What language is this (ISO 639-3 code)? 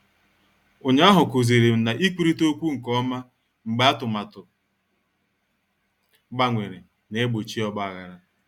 ibo